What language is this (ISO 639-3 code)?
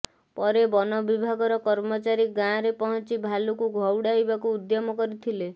ori